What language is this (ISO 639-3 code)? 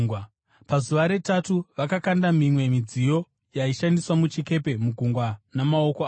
sna